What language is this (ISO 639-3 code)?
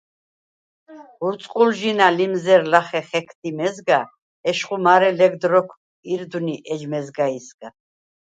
sva